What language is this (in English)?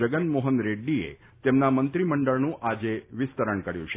Gujarati